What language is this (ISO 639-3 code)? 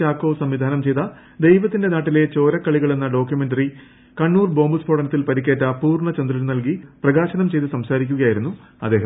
mal